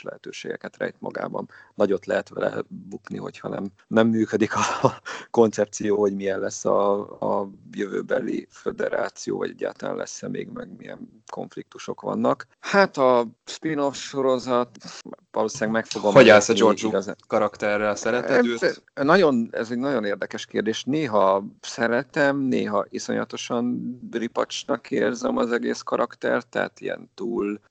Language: Hungarian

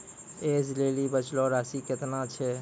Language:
Maithili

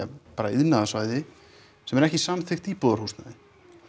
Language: Icelandic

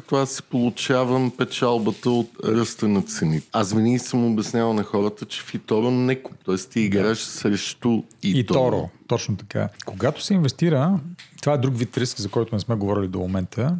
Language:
Bulgarian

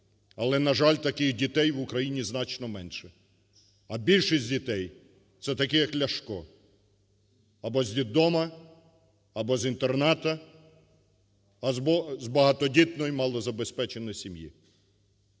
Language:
Ukrainian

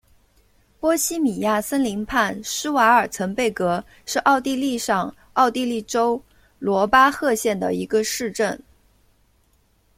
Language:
Chinese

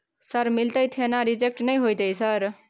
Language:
Maithili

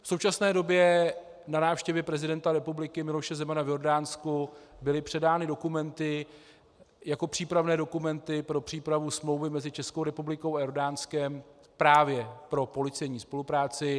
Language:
Czech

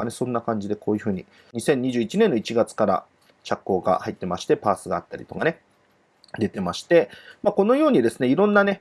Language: Japanese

